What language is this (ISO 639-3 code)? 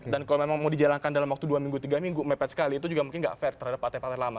ind